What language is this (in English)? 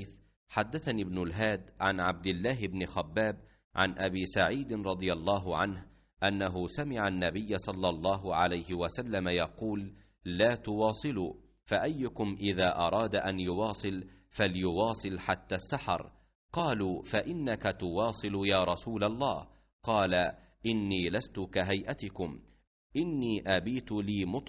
Arabic